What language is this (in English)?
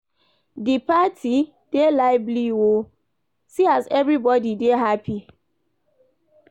Nigerian Pidgin